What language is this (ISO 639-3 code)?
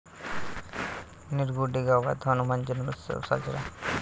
mar